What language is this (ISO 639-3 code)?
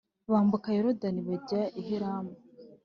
kin